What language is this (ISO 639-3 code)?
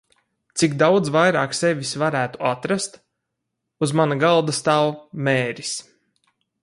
lav